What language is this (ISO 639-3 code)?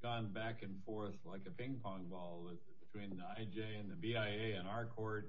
eng